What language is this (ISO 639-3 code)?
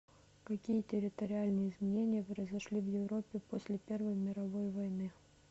rus